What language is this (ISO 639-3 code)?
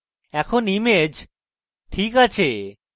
ben